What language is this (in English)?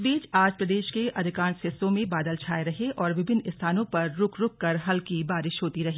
Hindi